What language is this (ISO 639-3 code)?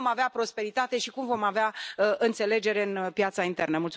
ron